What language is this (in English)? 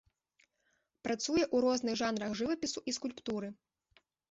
Belarusian